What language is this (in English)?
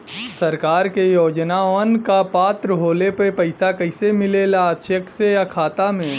Bhojpuri